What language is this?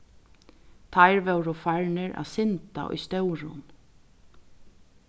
Faroese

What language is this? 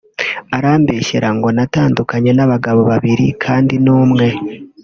Kinyarwanda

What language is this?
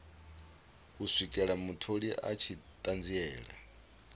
Venda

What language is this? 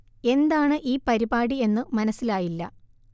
Malayalam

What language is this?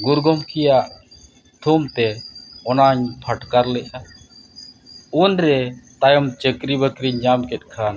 Santali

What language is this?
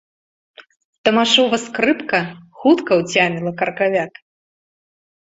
Belarusian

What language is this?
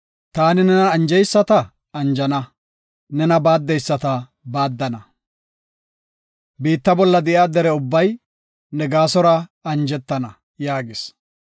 Gofa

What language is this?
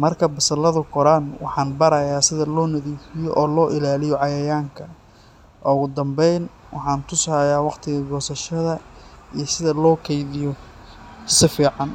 Somali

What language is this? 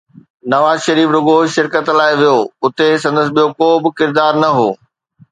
Sindhi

